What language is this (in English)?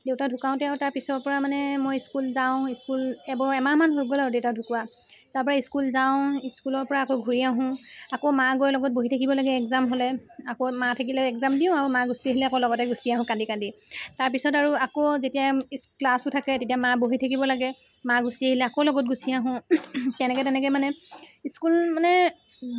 Assamese